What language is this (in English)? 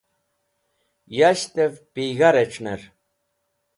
Wakhi